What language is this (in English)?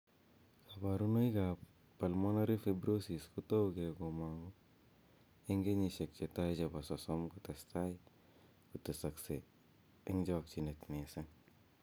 Kalenjin